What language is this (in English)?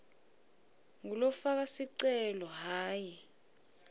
Swati